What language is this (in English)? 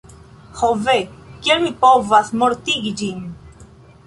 Esperanto